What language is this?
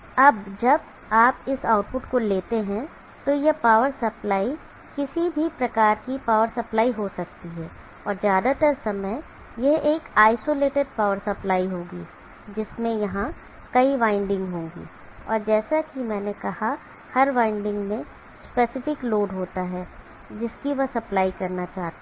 Hindi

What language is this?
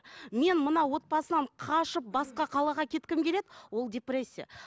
Kazakh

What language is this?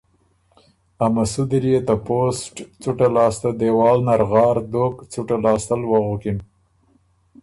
Ormuri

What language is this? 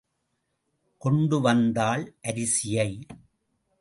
Tamil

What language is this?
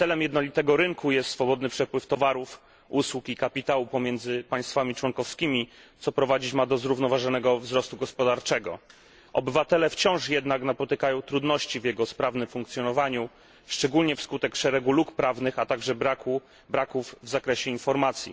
Polish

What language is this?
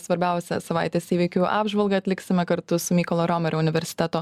Lithuanian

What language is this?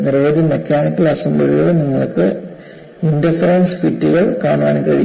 Malayalam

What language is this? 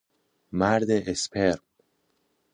Persian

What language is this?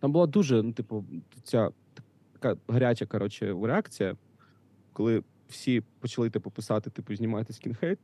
Ukrainian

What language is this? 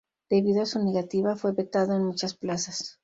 Spanish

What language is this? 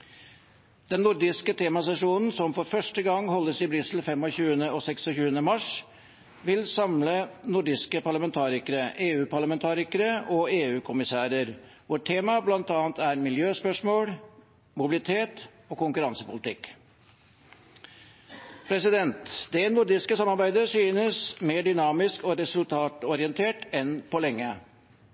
Norwegian Bokmål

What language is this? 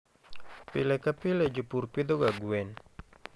Luo (Kenya and Tanzania)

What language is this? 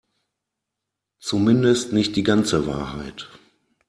German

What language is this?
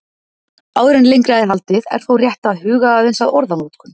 Icelandic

